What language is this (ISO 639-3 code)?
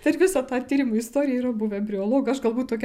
lit